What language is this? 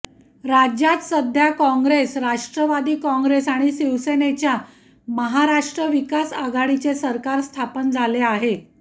Marathi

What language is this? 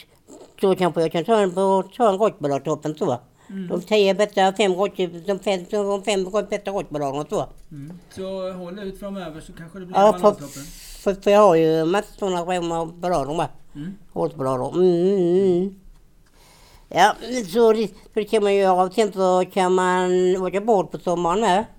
Swedish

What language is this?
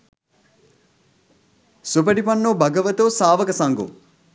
Sinhala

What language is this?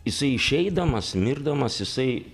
Lithuanian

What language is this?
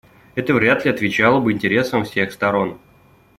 Russian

